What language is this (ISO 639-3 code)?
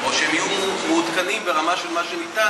heb